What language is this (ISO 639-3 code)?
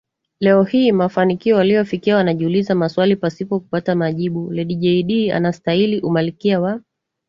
swa